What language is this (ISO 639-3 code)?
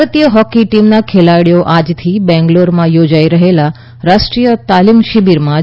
guj